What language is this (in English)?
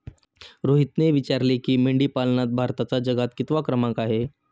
Marathi